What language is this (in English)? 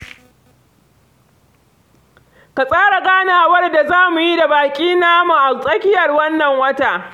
Hausa